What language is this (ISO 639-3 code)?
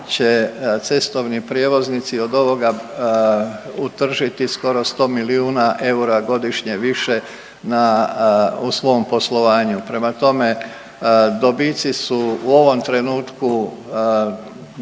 hrv